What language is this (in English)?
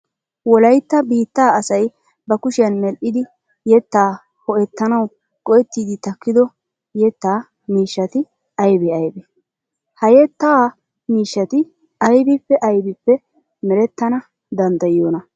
Wolaytta